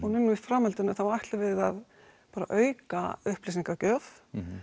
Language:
Icelandic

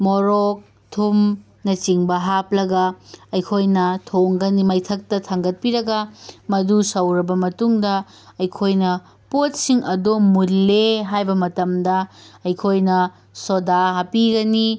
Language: Manipuri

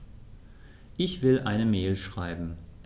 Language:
German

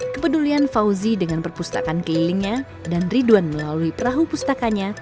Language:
Indonesian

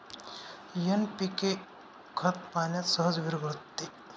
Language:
Marathi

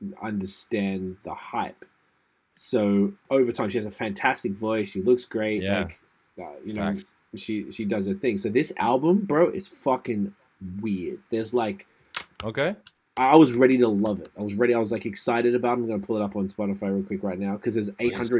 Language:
English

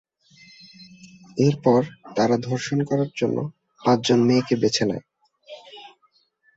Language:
Bangla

